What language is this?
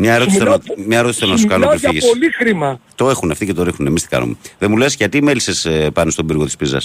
Greek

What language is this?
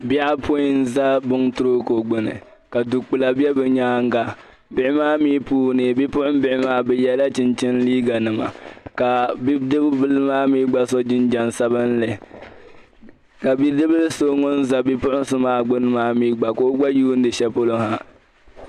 Dagbani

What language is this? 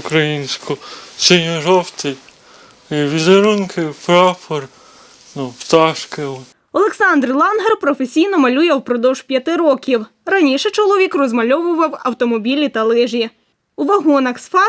Ukrainian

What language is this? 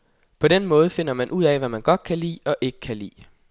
Danish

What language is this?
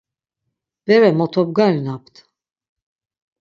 Laz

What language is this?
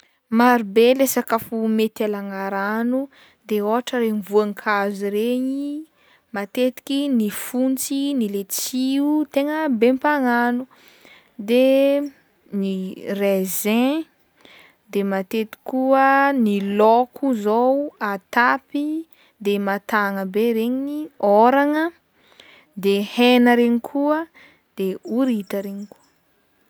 Northern Betsimisaraka Malagasy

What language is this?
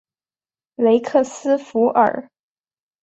Chinese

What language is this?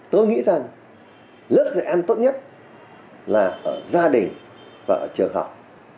Vietnamese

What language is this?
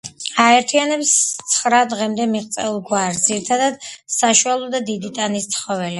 Georgian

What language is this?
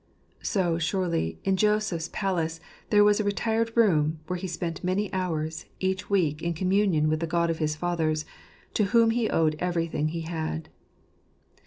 English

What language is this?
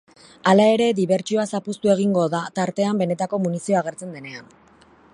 Basque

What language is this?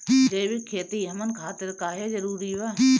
Bhojpuri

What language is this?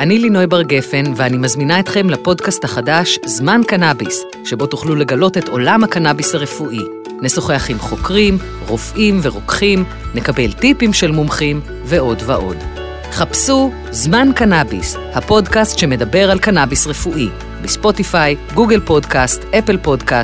Hebrew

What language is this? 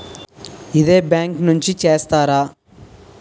Telugu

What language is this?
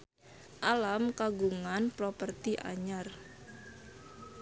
Sundanese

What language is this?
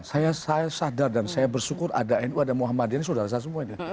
Indonesian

